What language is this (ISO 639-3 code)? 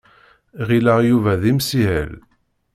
kab